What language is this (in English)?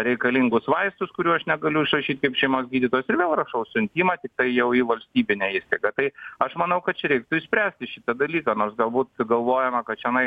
Lithuanian